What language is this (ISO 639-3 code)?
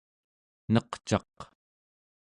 esu